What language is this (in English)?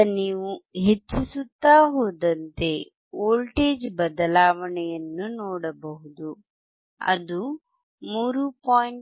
Kannada